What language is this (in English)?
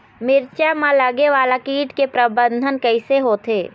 Chhattisgarhi